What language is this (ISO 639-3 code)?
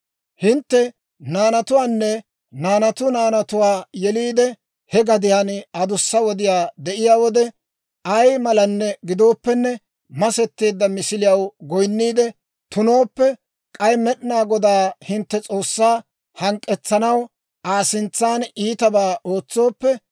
dwr